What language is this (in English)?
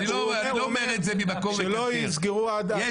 Hebrew